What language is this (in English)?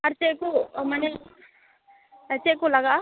Santali